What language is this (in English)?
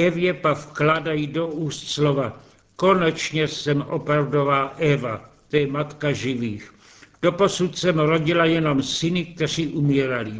Czech